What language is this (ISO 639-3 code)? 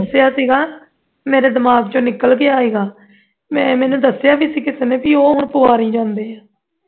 pan